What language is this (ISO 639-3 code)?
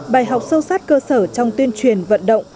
vie